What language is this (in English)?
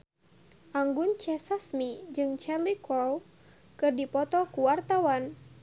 Sundanese